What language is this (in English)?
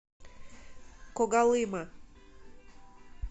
Russian